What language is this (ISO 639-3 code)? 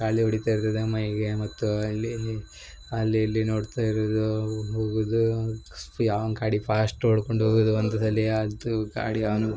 kan